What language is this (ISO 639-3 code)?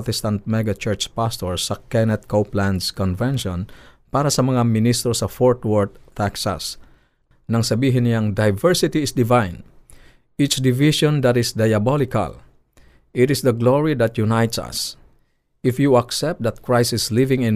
fil